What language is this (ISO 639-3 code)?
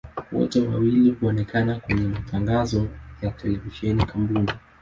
swa